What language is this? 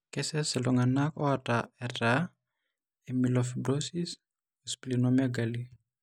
Masai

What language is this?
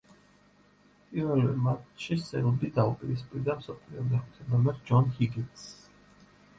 Georgian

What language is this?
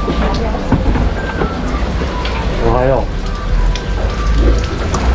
Japanese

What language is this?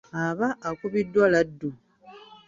Ganda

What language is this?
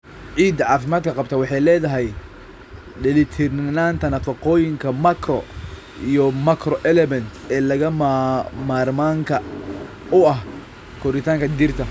Somali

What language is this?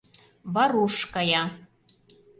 Mari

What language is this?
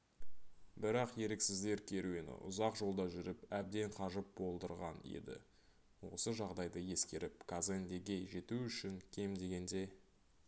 Kazakh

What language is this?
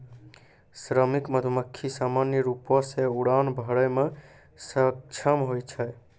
Maithili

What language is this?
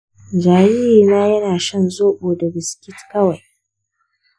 Hausa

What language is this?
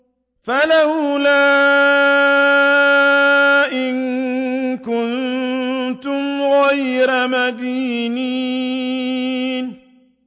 Arabic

